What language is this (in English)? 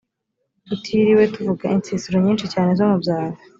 Kinyarwanda